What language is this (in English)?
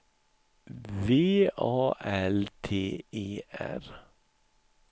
Swedish